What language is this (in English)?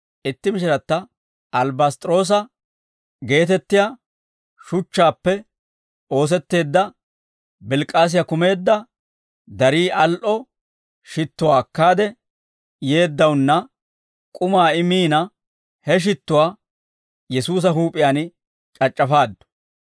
Dawro